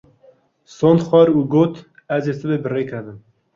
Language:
Kurdish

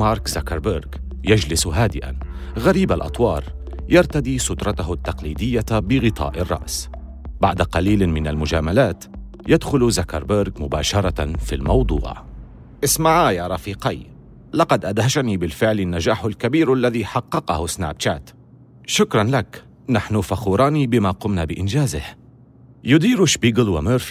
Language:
Arabic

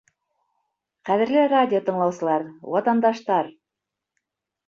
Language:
Bashkir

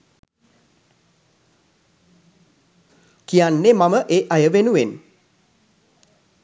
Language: Sinhala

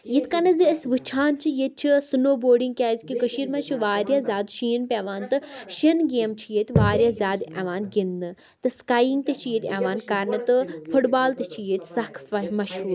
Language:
Kashmiri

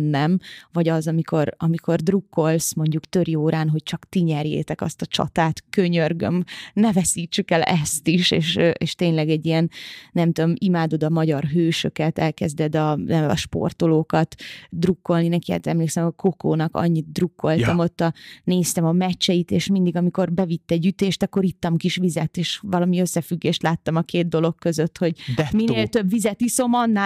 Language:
Hungarian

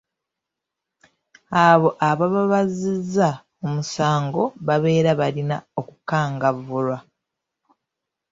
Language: Ganda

